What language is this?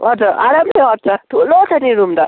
Nepali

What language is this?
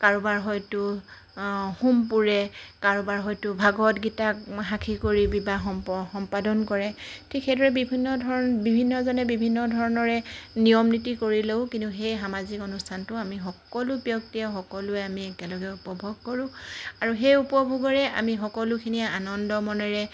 Assamese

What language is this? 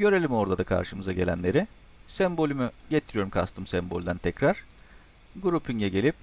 Turkish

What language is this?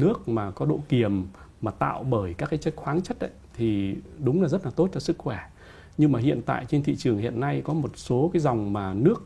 Vietnamese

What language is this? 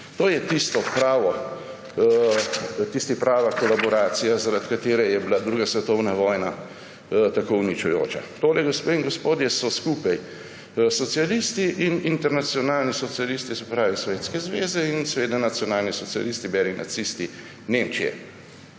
Slovenian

